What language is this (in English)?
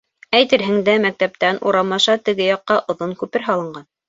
Bashkir